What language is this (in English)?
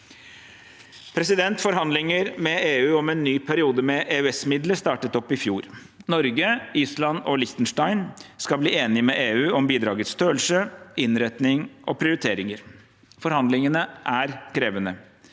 Norwegian